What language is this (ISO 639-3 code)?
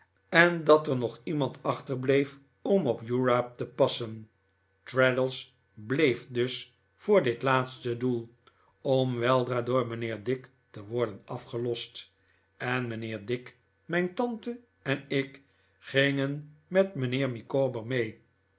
nld